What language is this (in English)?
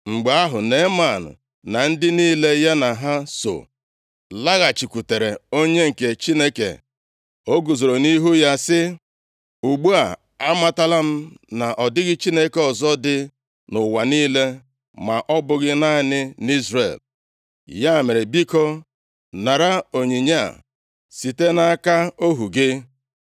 Igbo